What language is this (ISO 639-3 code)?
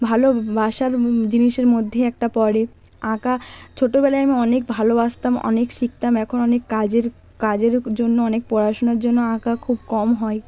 ben